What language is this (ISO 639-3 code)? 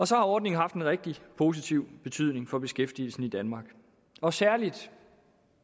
dan